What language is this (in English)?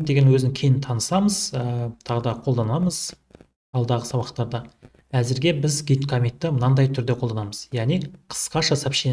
Turkish